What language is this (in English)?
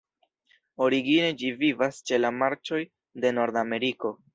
Esperanto